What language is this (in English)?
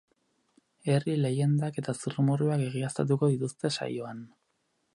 Basque